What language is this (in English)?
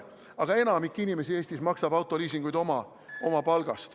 Estonian